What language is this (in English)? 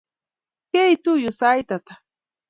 Kalenjin